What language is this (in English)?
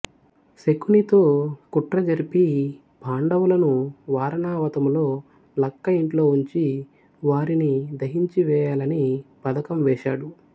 Telugu